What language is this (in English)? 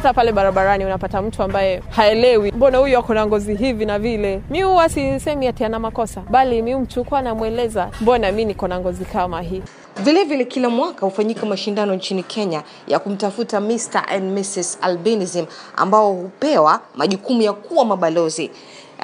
Swahili